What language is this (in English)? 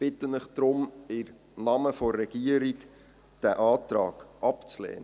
Swiss German